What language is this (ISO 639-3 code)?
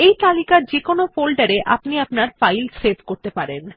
ben